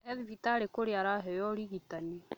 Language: Kikuyu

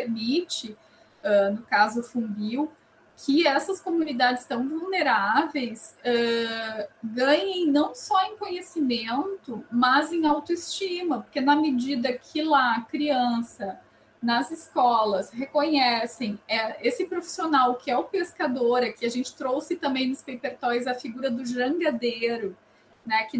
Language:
Portuguese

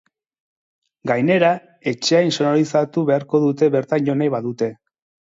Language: Basque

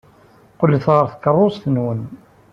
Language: Kabyle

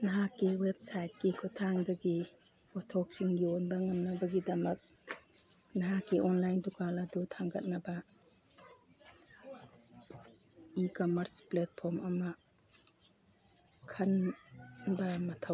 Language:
Manipuri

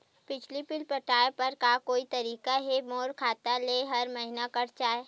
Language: Chhattisgarhi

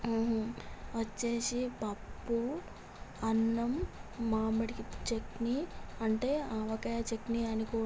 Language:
Telugu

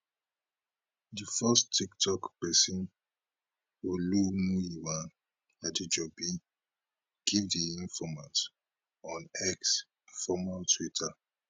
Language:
Nigerian Pidgin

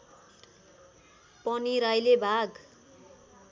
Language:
Nepali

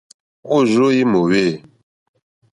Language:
Mokpwe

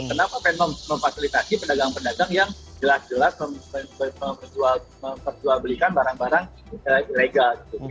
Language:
Indonesian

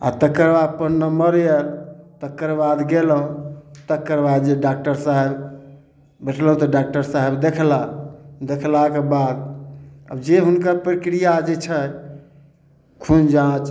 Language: Maithili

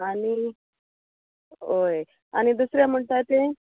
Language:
Konkani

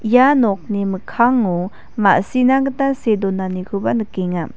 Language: Garo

